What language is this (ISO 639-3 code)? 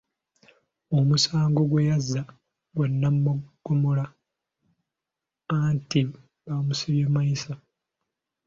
lug